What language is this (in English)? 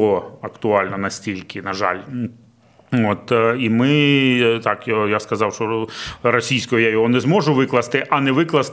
Ukrainian